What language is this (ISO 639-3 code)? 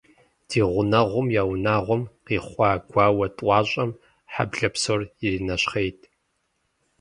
kbd